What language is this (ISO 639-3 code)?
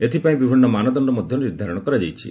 ori